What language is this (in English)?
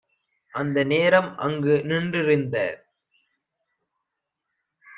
Tamil